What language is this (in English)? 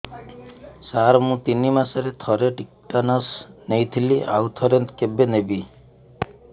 Odia